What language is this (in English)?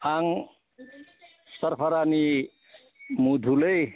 Bodo